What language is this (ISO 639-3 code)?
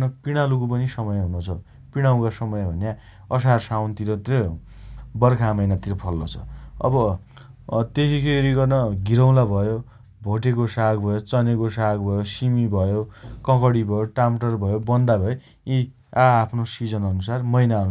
dty